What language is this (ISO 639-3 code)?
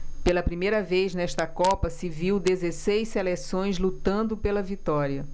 por